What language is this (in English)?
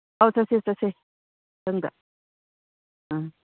Manipuri